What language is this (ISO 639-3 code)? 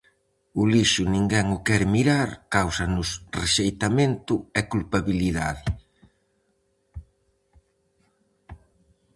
glg